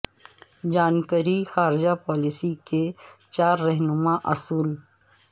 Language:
Urdu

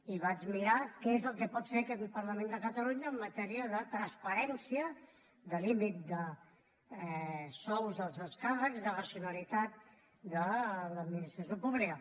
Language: Catalan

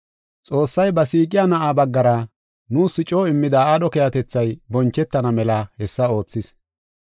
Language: Gofa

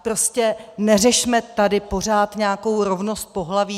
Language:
Czech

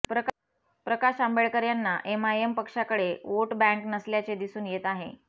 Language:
Marathi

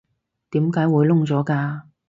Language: Cantonese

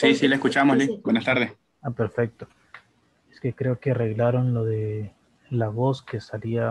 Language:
Spanish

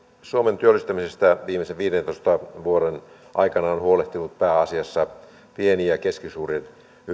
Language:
Finnish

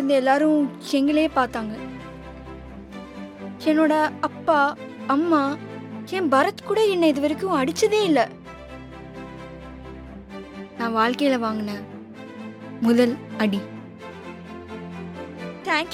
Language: Tamil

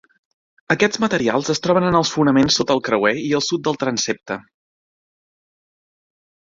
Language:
Catalan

